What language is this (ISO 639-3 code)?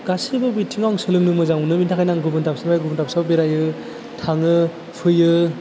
brx